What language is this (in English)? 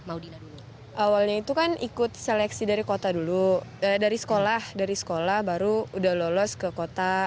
Indonesian